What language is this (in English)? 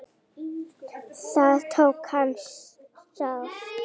Icelandic